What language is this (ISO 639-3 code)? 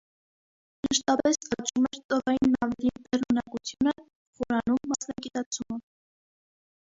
hye